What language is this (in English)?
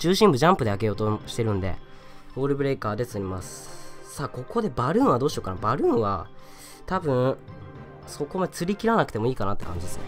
Japanese